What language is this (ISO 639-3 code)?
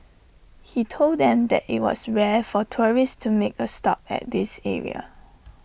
eng